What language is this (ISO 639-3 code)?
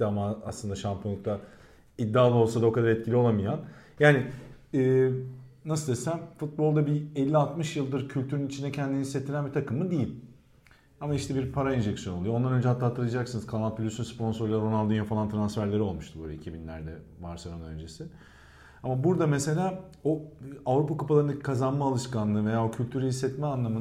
tur